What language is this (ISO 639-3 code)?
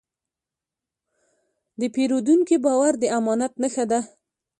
pus